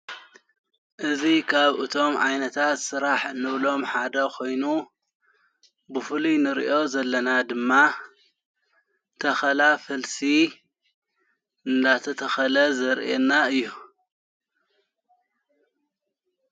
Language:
Tigrinya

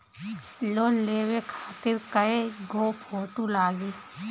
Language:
Bhojpuri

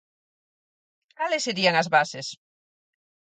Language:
Galician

